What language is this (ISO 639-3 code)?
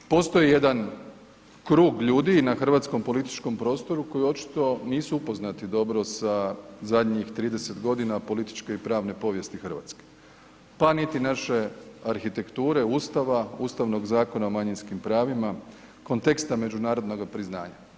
hrv